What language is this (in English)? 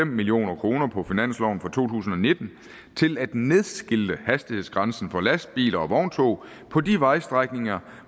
Danish